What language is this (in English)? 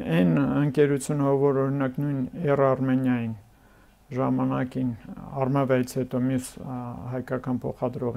Turkish